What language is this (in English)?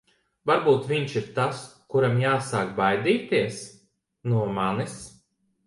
Latvian